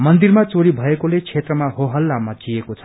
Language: Nepali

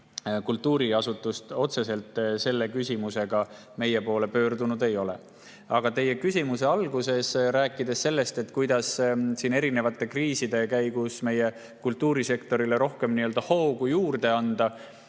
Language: Estonian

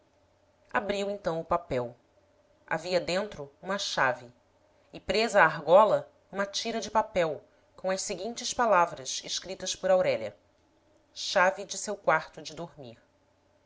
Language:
Portuguese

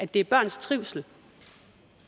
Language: Danish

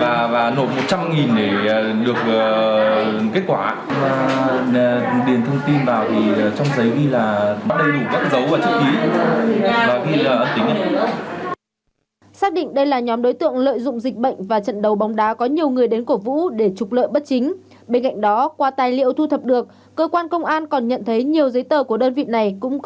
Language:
Vietnamese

